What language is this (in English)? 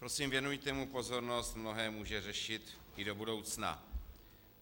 Czech